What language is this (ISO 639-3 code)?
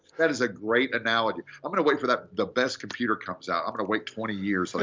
eng